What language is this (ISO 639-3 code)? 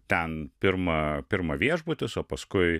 lit